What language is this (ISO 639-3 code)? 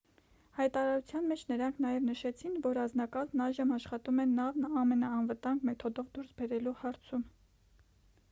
hye